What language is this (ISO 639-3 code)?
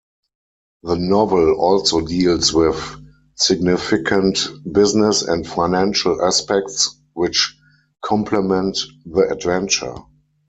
eng